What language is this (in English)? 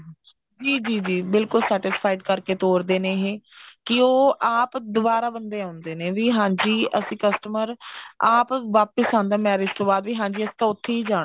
Punjabi